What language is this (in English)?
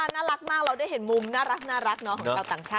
Thai